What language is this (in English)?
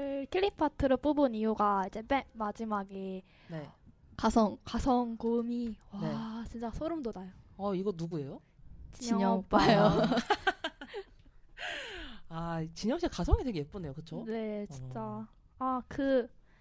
Korean